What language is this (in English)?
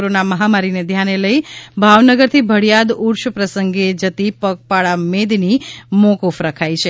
Gujarati